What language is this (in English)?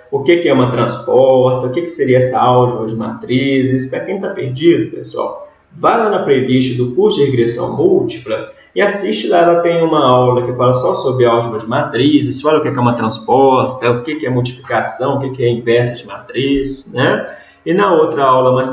Portuguese